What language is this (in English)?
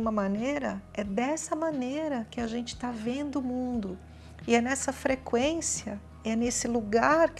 Portuguese